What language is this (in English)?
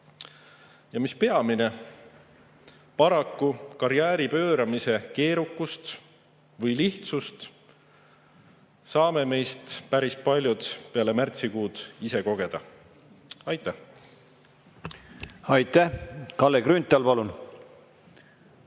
Estonian